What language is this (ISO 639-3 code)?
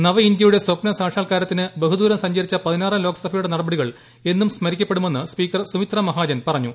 mal